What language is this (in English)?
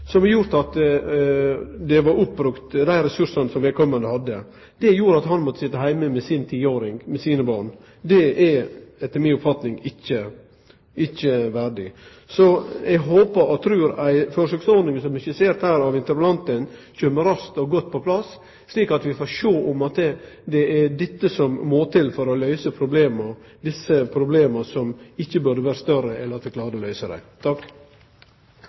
Norwegian Nynorsk